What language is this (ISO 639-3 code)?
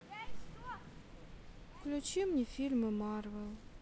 rus